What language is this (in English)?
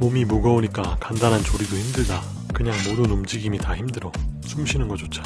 Korean